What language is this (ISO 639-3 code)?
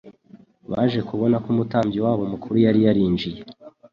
kin